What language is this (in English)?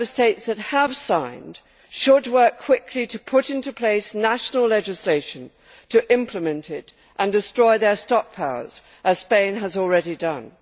English